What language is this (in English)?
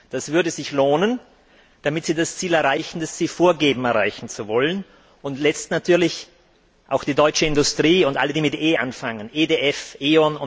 German